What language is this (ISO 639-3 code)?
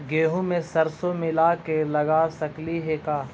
mag